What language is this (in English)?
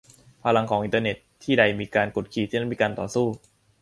Thai